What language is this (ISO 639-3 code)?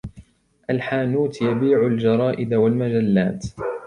ara